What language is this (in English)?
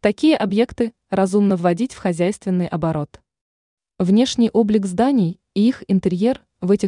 Russian